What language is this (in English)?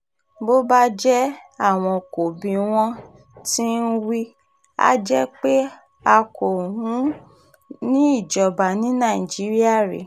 Yoruba